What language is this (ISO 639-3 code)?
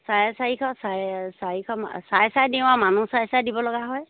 asm